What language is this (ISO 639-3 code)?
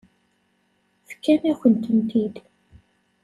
kab